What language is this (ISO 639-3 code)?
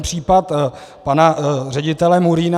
ces